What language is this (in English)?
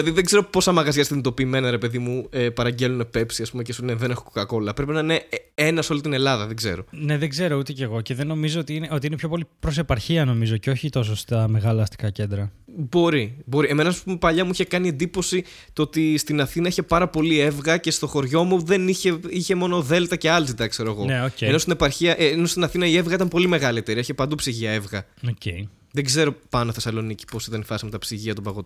Greek